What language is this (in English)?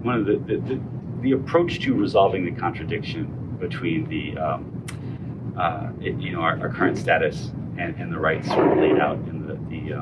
English